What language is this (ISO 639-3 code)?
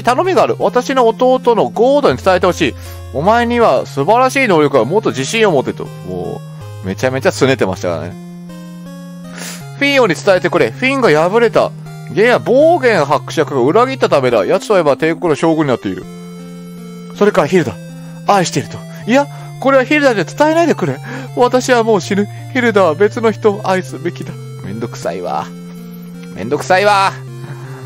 jpn